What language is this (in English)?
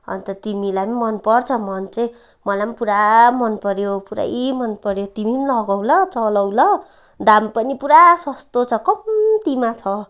Nepali